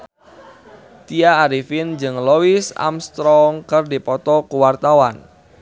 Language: Sundanese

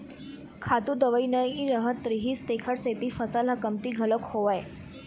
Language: Chhattisgarhi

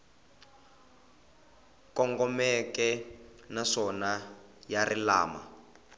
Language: Tsonga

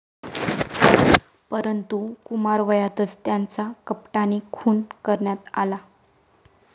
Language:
Marathi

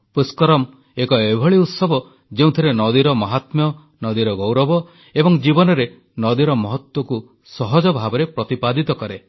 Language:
Odia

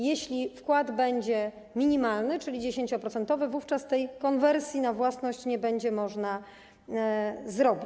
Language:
Polish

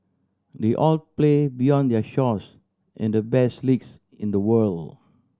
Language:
English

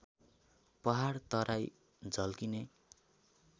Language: Nepali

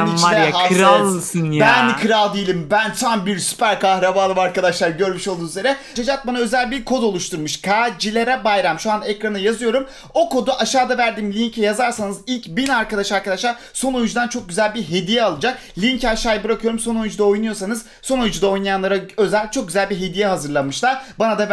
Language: Turkish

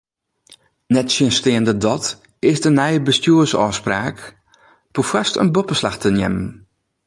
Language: Western Frisian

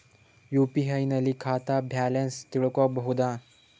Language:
Kannada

